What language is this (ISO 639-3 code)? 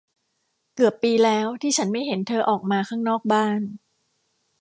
tha